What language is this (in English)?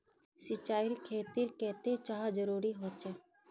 Magahi